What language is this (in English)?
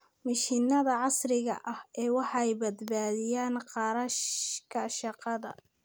Somali